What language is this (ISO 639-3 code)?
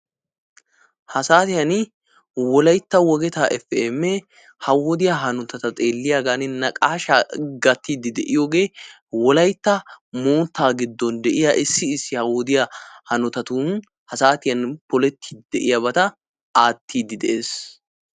wal